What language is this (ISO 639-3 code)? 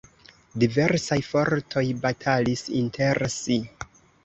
epo